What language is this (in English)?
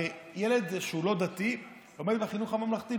Hebrew